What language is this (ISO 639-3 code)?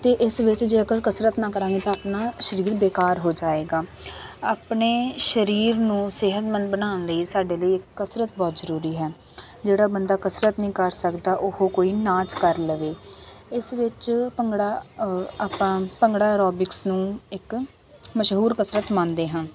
pan